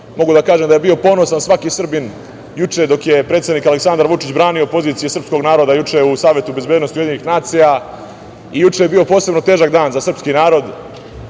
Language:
Serbian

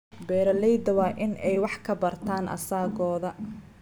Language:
Somali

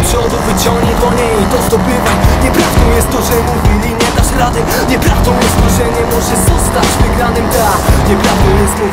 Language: Ukrainian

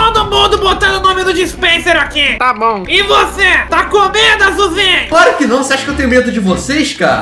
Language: Portuguese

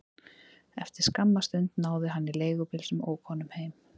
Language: Icelandic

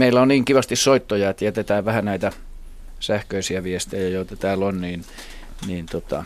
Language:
Finnish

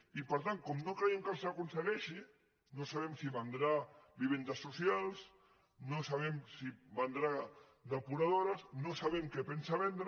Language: Catalan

